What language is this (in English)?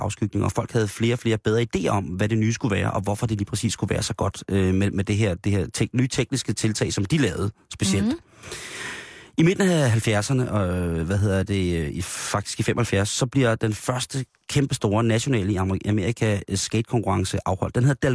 Danish